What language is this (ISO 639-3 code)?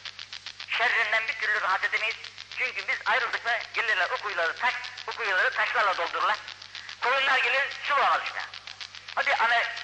tur